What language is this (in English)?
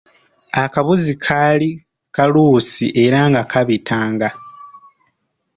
Ganda